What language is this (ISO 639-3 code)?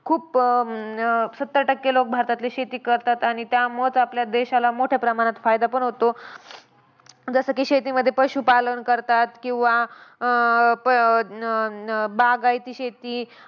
mar